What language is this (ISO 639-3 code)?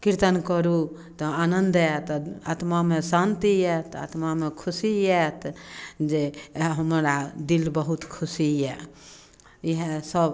mai